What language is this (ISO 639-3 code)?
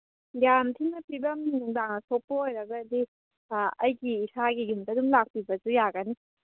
mni